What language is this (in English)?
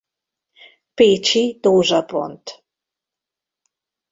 Hungarian